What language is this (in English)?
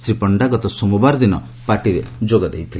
Odia